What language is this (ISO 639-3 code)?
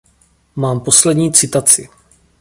ces